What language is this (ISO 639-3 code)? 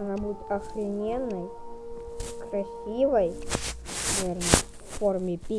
rus